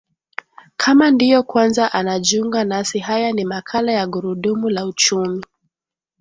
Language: Swahili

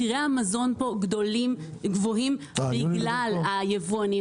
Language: Hebrew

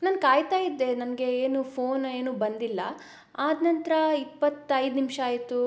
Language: Kannada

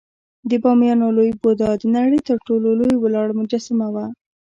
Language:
Pashto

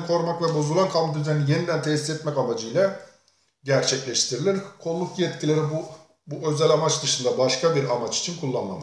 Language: Turkish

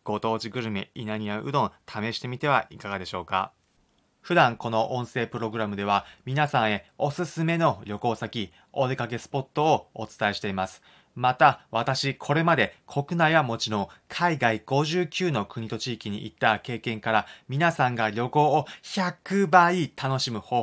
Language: Japanese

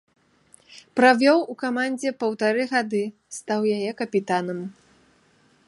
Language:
Belarusian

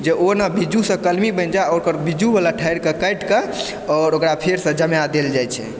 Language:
Maithili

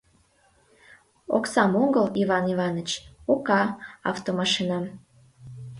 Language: Mari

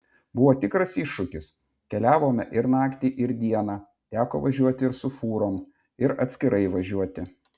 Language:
Lithuanian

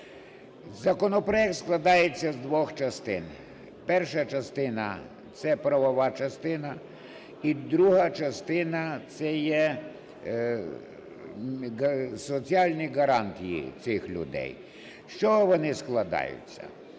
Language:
Ukrainian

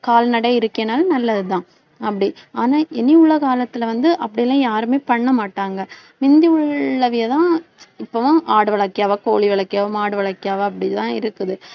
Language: Tamil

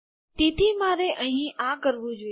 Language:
Gujarati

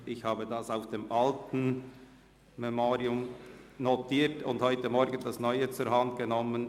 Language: Swiss German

